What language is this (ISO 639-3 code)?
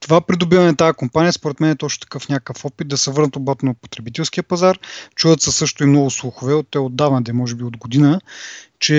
bul